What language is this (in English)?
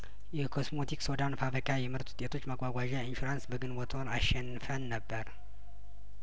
Amharic